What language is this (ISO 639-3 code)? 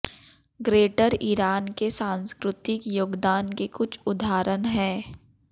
hin